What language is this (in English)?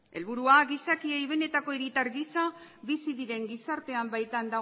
Basque